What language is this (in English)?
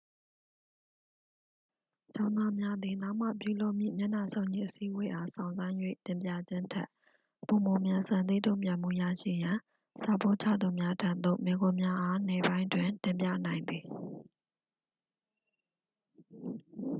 Burmese